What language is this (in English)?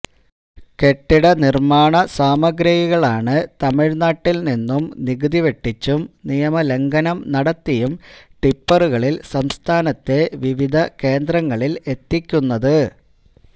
Malayalam